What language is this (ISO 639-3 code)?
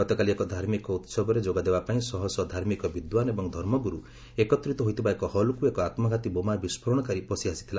ori